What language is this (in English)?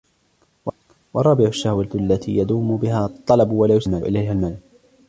Arabic